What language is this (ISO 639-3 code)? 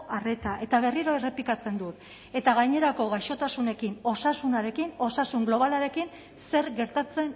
eus